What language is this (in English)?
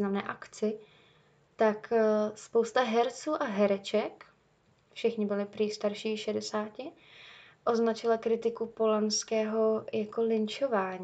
Czech